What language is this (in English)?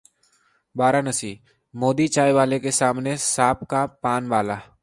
Hindi